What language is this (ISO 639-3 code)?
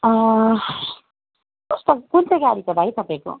nep